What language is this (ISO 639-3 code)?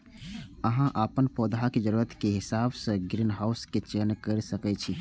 mai